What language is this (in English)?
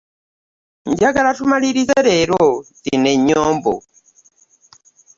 Ganda